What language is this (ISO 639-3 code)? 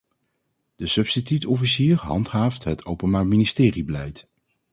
nld